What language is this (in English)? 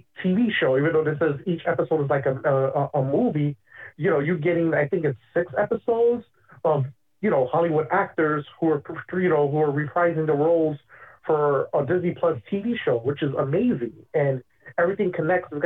English